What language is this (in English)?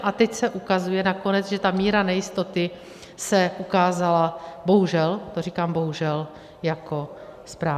Czech